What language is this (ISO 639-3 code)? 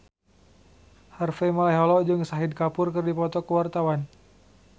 sun